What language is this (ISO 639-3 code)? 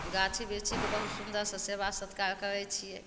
mai